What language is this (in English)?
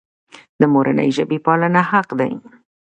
Pashto